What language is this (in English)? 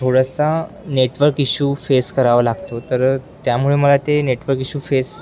Marathi